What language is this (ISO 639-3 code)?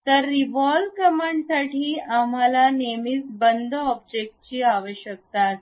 mar